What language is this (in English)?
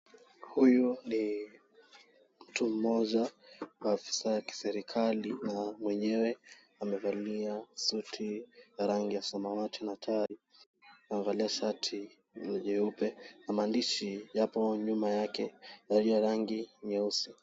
Swahili